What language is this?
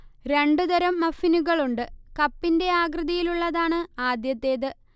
Malayalam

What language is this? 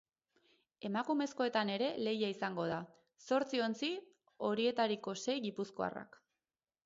Basque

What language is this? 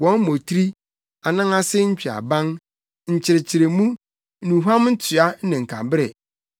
Akan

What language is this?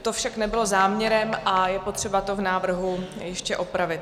Czech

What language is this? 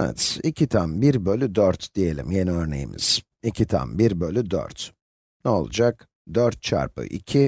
Turkish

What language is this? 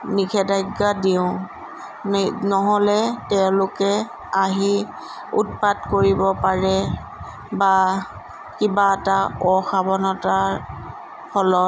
Assamese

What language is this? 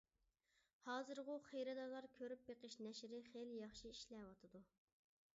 Uyghur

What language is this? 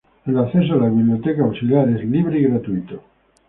Spanish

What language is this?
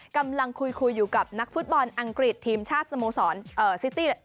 Thai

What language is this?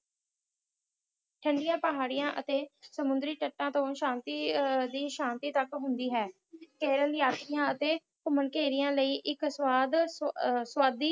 Punjabi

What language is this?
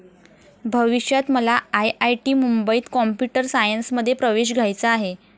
Marathi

